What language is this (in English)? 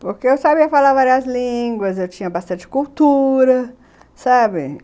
Portuguese